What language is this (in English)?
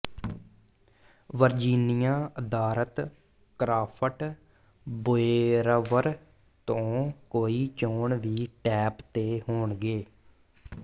Punjabi